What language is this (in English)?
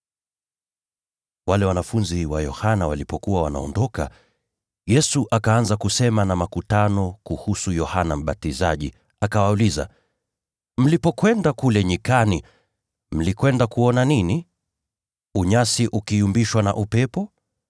Swahili